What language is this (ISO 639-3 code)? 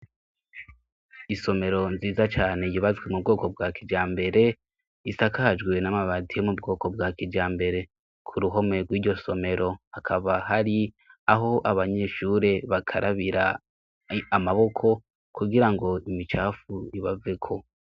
run